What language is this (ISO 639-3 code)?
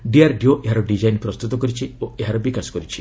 ori